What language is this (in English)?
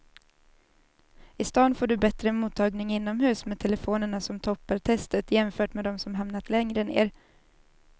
Swedish